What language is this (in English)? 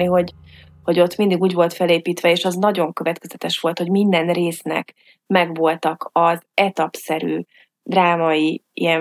Hungarian